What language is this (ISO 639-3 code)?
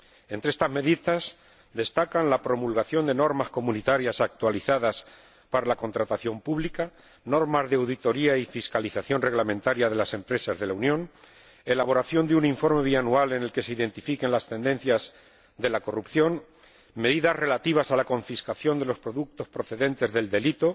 spa